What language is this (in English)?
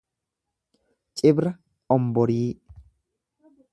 Oromo